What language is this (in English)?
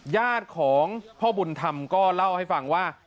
Thai